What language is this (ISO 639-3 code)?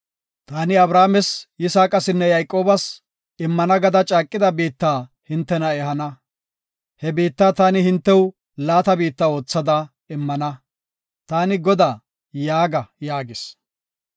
gof